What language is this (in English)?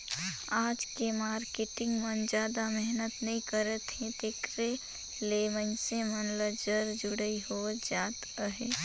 Chhattisgarhi